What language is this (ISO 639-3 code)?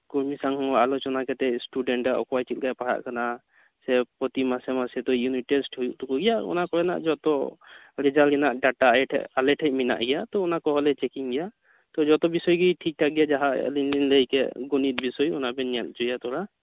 sat